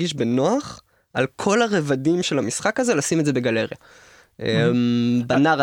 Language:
Hebrew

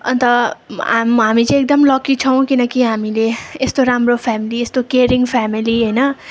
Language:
Nepali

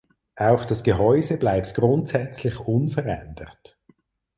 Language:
German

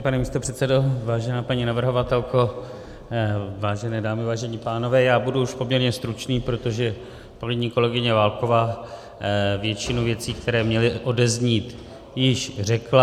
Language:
Czech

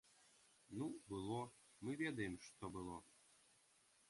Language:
Belarusian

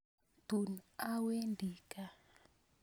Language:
Kalenjin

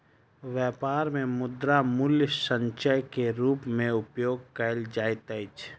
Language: Maithili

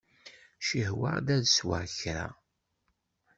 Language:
Kabyle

